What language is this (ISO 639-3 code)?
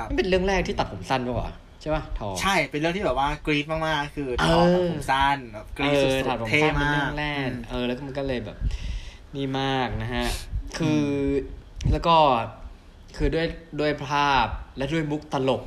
tha